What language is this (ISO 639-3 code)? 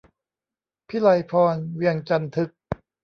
tha